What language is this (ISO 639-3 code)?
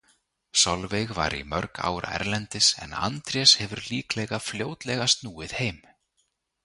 isl